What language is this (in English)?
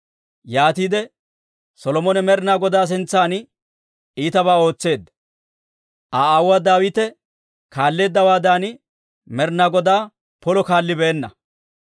Dawro